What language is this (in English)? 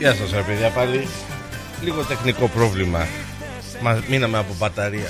Greek